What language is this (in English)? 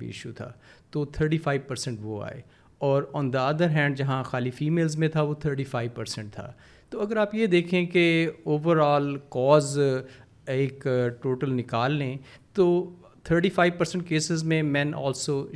Urdu